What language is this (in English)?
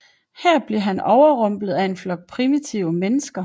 Danish